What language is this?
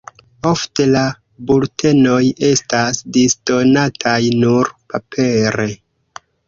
Esperanto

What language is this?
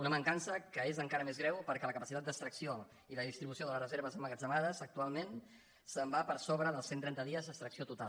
Catalan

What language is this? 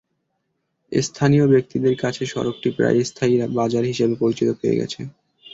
Bangla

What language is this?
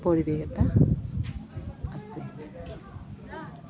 Assamese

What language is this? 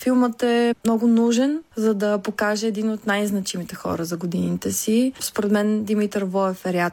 Bulgarian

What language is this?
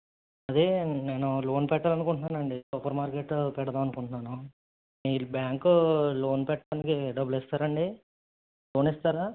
Telugu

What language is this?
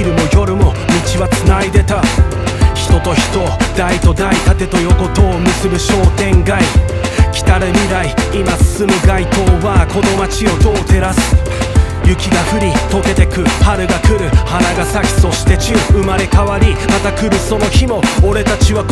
Japanese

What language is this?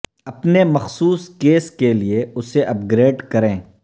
Urdu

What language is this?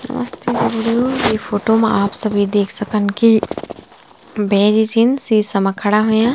Garhwali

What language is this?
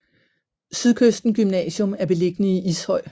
Danish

